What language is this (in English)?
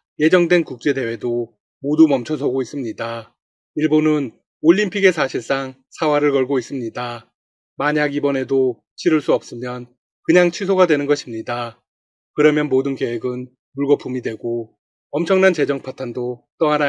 Korean